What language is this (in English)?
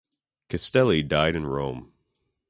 English